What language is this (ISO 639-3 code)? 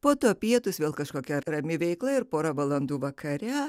lit